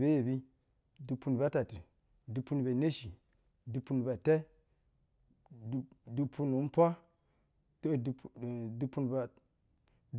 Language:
Basa (Nigeria)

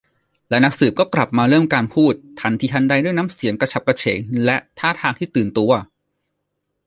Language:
Thai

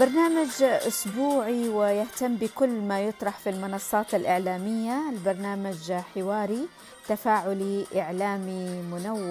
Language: Arabic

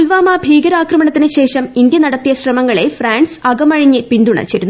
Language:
Malayalam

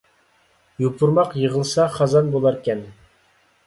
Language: Uyghur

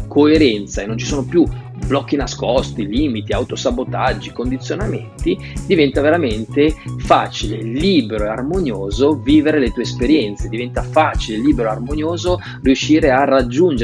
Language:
Italian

